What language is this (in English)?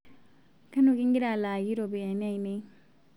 Masai